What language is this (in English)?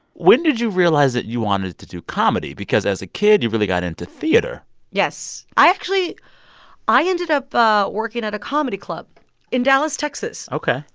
English